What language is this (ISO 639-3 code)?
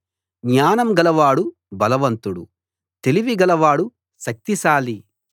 tel